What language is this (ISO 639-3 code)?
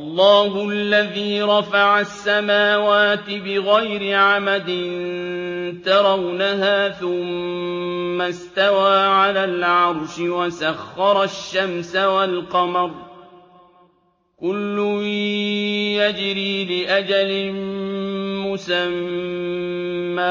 ara